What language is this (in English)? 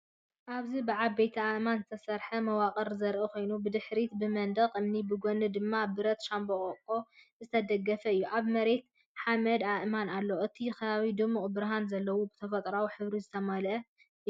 Tigrinya